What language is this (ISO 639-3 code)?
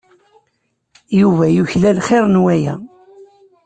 kab